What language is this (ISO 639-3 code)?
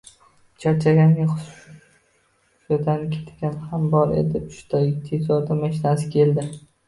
uzb